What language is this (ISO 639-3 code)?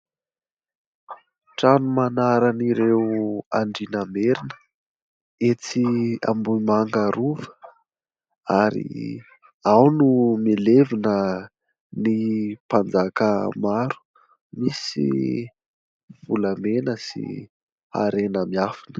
mlg